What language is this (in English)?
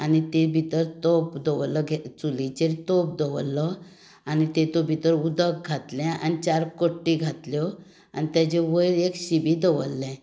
Konkani